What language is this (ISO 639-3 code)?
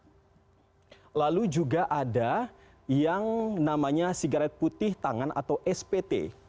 ind